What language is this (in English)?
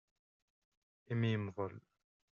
Kabyle